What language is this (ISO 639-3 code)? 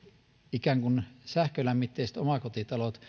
fin